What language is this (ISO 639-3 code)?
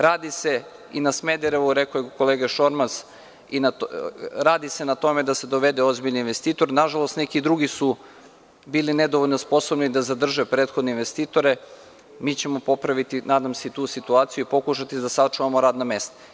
srp